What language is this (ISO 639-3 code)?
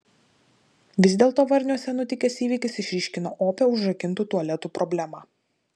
lit